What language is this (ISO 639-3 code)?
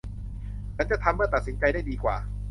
tha